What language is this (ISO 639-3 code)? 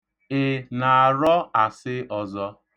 ibo